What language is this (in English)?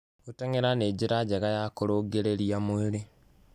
Kikuyu